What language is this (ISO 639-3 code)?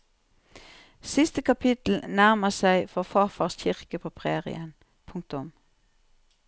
nor